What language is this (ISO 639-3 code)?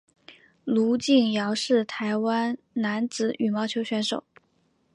zho